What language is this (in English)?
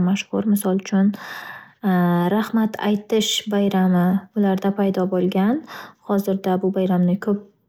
Uzbek